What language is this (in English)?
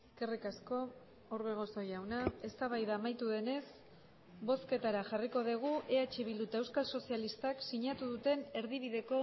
Basque